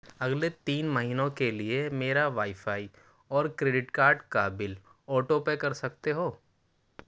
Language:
Urdu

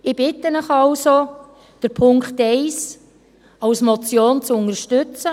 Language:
Swiss German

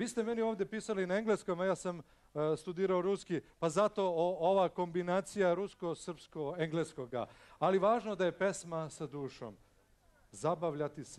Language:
Latvian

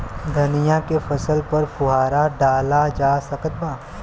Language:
Bhojpuri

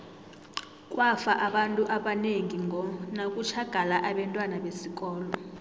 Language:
South Ndebele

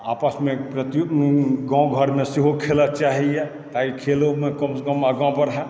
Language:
Maithili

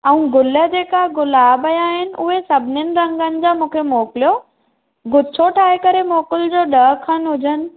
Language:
Sindhi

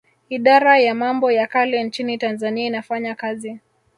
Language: Swahili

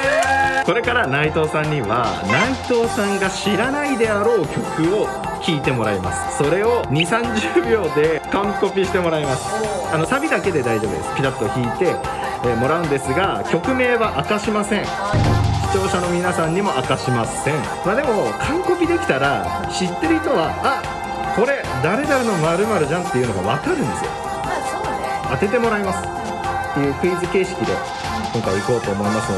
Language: Japanese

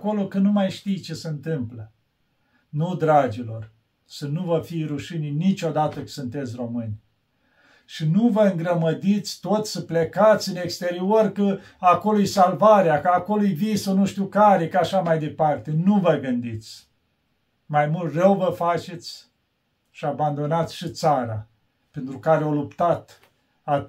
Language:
Romanian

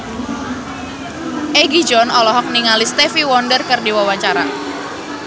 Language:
Sundanese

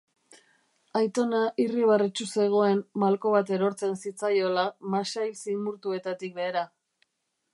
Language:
Basque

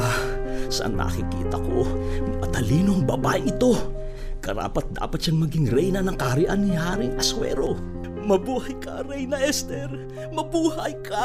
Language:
Filipino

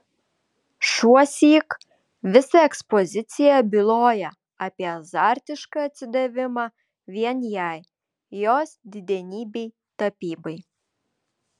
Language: Lithuanian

